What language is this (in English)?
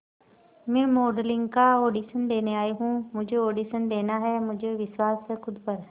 Hindi